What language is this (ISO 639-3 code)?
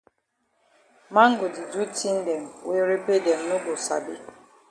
wes